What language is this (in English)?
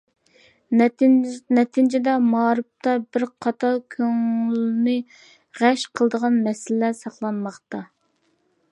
Uyghur